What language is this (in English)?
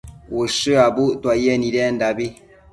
Matsés